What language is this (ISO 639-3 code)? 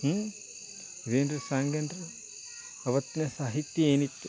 kan